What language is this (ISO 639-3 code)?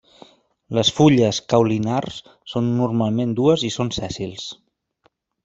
cat